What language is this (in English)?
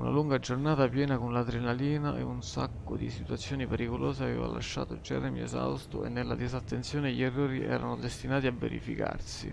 Italian